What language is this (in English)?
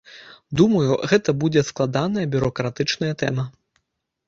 Belarusian